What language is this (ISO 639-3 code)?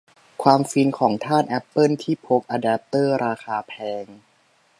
tha